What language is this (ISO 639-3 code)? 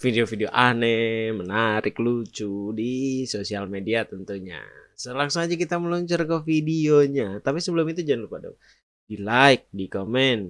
ind